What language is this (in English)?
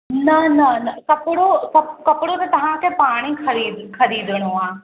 Sindhi